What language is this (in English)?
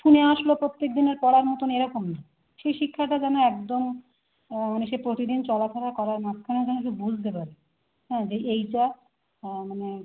Bangla